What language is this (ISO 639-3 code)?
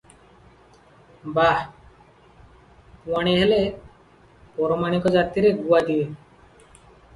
ori